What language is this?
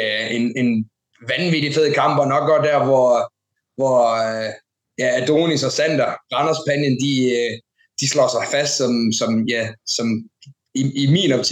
Danish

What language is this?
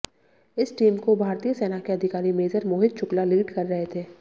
Hindi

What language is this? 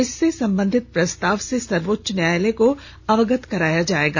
Hindi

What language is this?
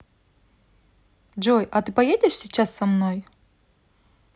Russian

